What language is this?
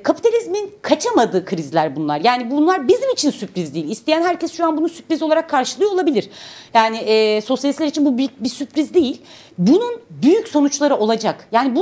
Turkish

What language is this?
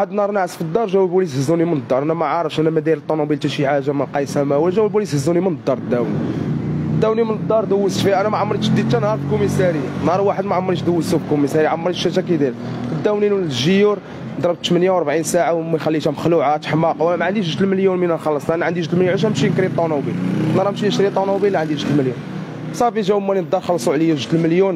Arabic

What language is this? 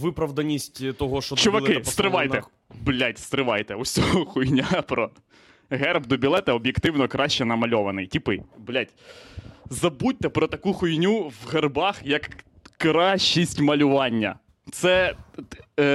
Ukrainian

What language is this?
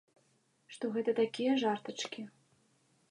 Belarusian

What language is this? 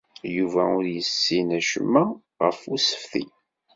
Kabyle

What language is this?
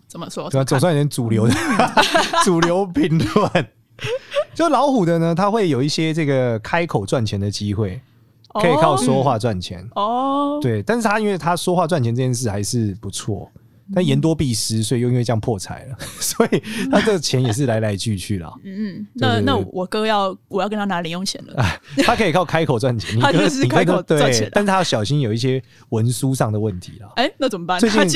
Chinese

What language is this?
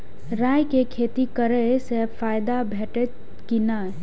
Maithili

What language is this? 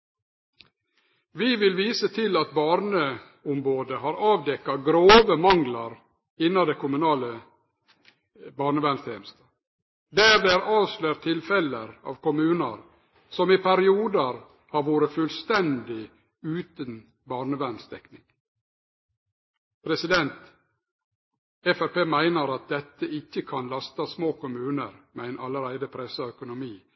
Norwegian Nynorsk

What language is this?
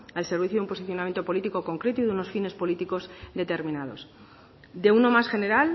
Spanish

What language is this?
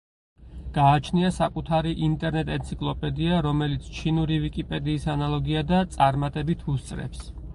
Georgian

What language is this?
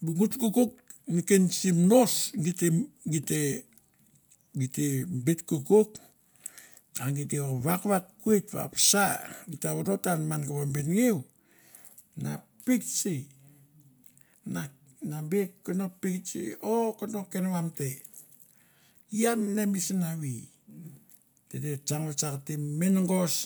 Mandara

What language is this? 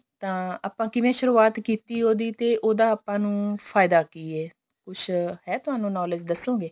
Punjabi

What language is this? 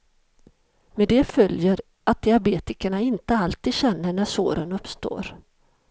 Swedish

